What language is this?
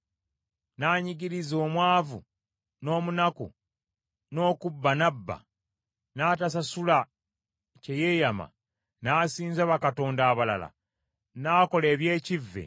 Ganda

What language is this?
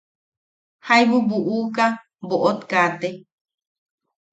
Yaqui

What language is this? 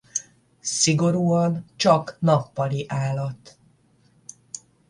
Hungarian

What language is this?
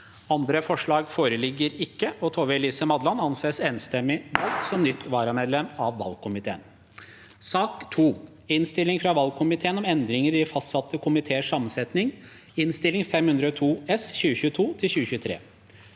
Norwegian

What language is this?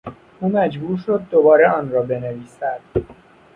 Persian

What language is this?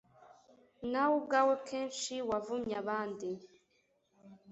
Kinyarwanda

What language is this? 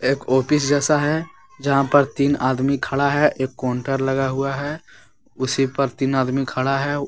Hindi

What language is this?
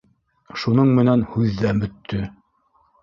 Bashkir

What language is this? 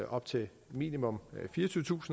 Danish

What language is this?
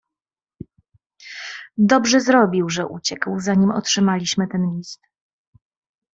Polish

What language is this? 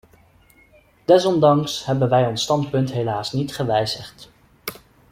Dutch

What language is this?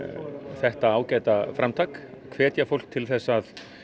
Icelandic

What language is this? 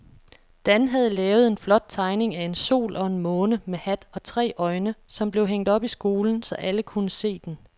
Danish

